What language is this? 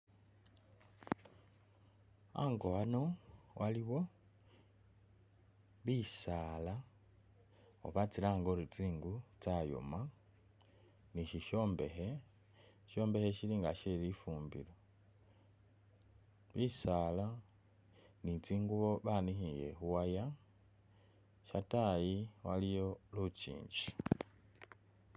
Masaaba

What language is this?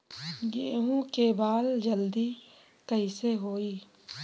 Bhojpuri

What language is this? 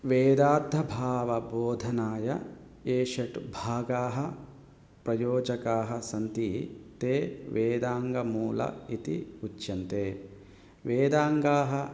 Sanskrit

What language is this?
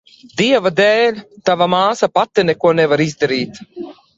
Latvian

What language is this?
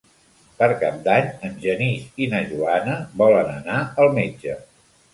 Catalan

